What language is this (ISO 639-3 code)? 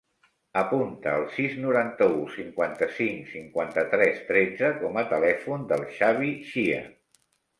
cat